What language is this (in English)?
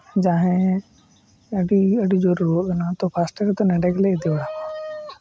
Santali